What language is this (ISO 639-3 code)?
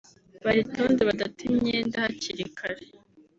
kin